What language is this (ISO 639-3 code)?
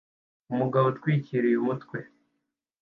kin